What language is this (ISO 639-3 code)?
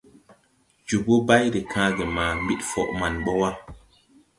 tui